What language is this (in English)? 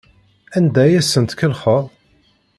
Kabyle